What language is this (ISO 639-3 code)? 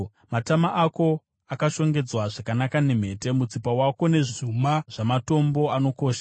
sna